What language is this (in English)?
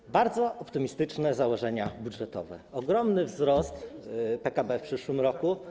Polish